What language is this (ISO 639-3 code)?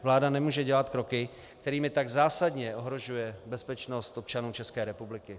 ces